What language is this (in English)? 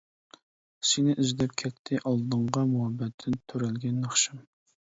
Uyghur